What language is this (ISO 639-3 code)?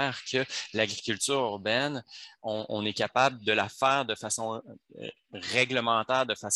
fra